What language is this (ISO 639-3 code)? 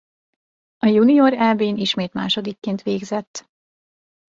hun